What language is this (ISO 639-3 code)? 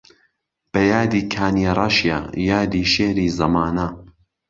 ckb